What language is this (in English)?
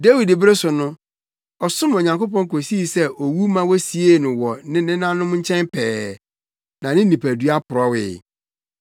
Akan